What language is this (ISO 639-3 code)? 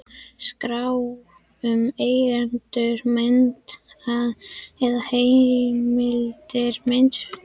isl